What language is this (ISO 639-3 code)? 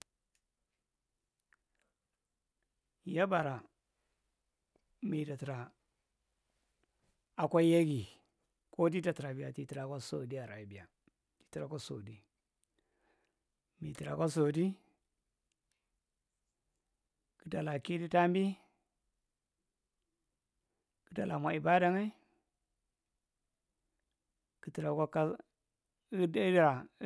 mrt